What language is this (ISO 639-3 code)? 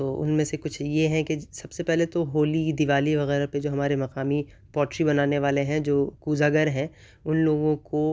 urd